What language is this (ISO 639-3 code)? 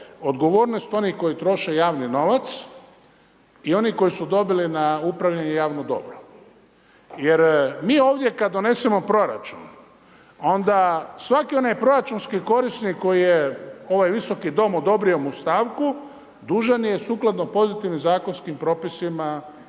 hrv